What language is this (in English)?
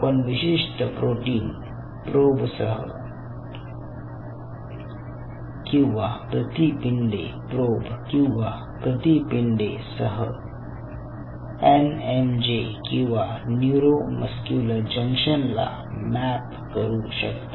Marathi